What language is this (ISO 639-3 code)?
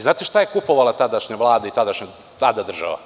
srp